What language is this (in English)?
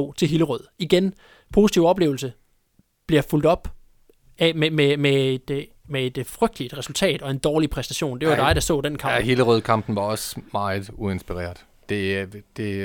Danish